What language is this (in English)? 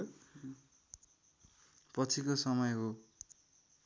Nepali